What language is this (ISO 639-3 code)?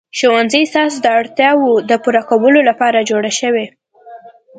pus